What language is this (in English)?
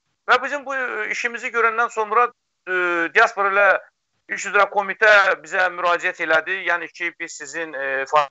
Turkish